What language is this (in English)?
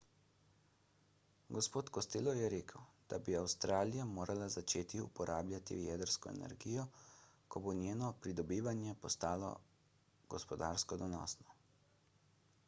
Slovenian